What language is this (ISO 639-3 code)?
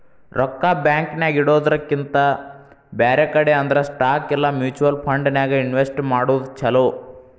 kan